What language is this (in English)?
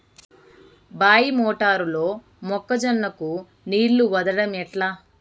Telugu